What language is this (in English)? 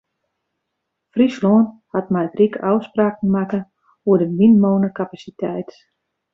Western Frisian